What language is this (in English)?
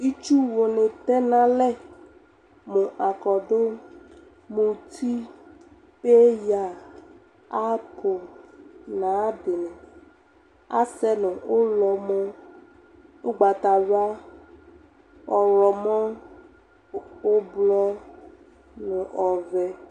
Ikposo